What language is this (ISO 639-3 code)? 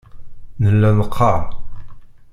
kab